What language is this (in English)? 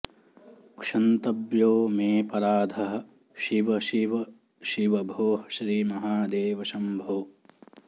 Sanskrit